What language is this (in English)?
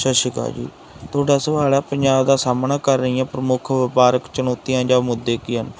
Punjabi